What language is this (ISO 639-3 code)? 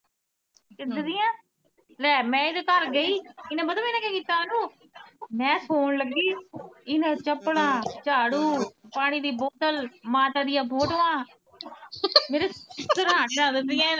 pan